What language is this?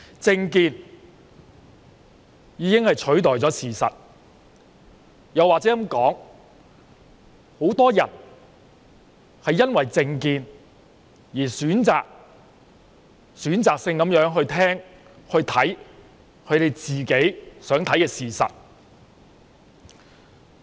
Cantonese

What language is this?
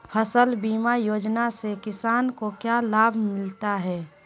Magahi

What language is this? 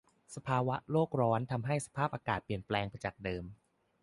Thai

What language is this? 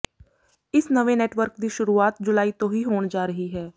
Punjabi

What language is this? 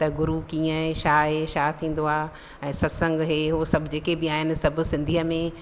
Sindhi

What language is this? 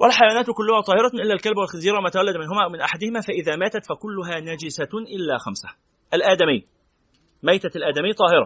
Arabic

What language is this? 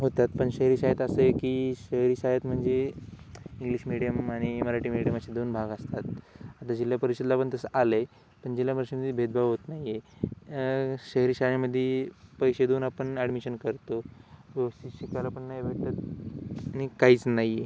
Marathi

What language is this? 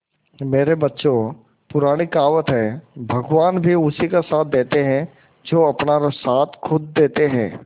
Hindi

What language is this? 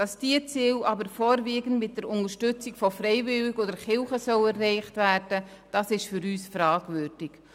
Swiss German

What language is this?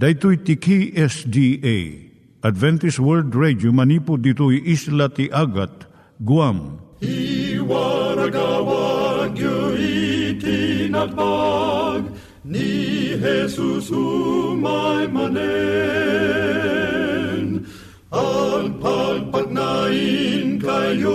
Filipino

